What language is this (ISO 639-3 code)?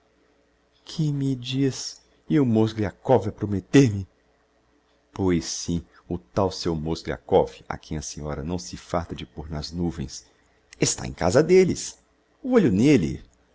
por